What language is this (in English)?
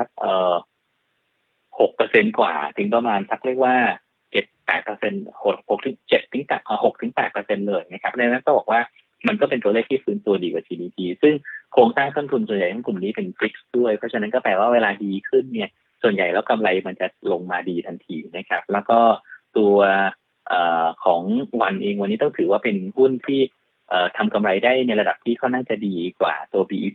Thai